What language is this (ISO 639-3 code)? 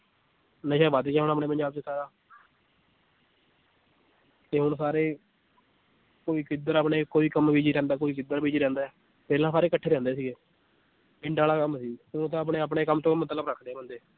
pan